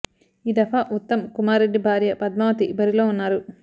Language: Telugu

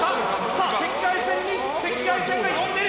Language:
Japanese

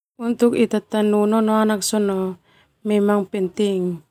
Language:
Termanu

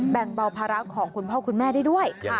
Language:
Thai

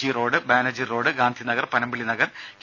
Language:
Malayalam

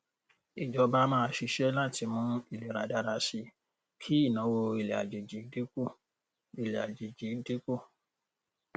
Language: Yoruba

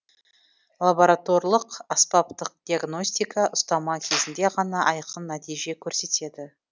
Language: Kazakh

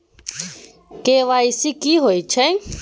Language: Maithili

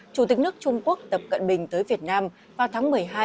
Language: Vietnamese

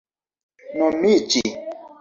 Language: Esperanto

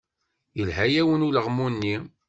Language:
Kabyle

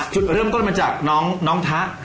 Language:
Thai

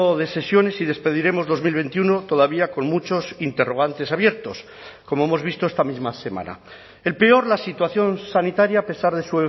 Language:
Spanish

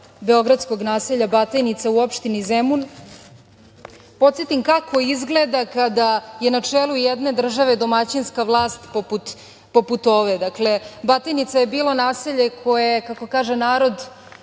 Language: Serbian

